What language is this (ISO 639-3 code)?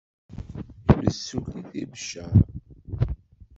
kab